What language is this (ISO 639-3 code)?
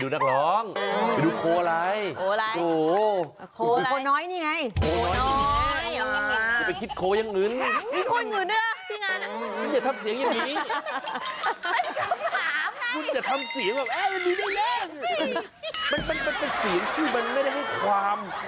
tha